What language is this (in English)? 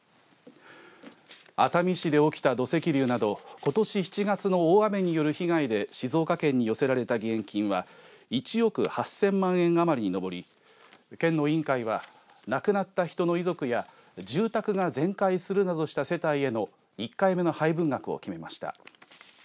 Japanese